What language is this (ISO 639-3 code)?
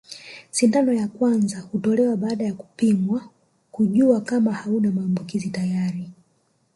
swa